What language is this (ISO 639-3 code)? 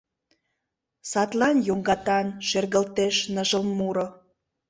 chm